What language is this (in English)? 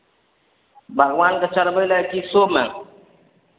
Maithili